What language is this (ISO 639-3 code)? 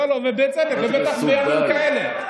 heb